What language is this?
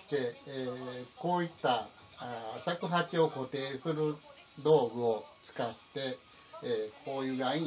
Japanese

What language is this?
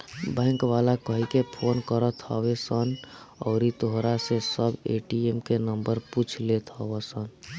Bhojpuri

